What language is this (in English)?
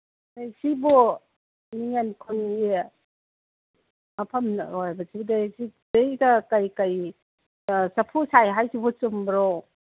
Manipuri